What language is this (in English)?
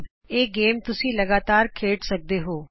Punjabi